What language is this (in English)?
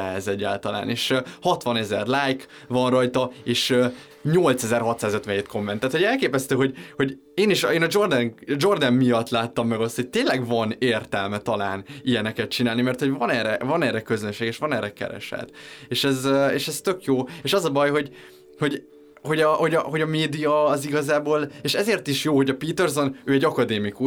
Hungarian